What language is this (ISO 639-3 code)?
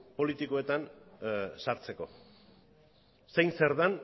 eus